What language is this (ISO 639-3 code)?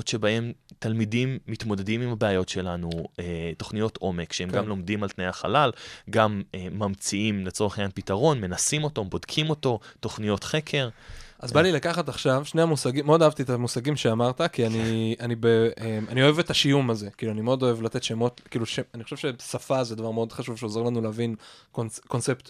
heb